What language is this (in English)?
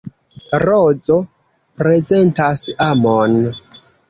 Esperanto